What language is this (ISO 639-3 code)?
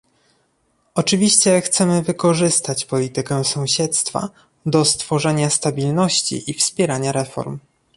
pol